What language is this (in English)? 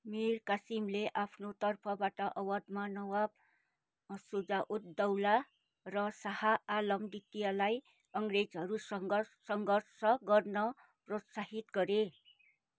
Nepali